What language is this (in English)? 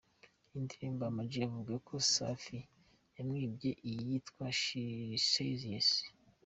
Kinyarwanda